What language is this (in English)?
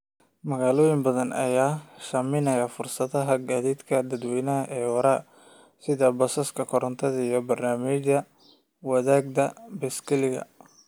Somali